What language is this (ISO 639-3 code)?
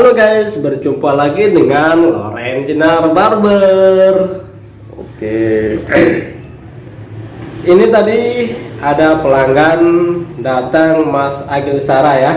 ind